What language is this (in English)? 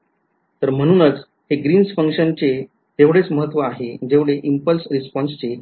Marathi